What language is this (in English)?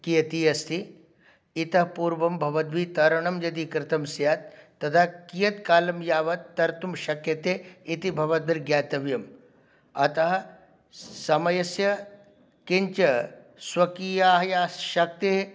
Sanskrit